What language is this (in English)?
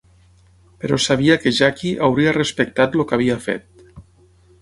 Catalan